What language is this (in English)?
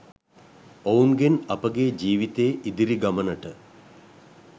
Sinhala